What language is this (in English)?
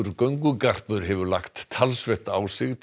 Icelandic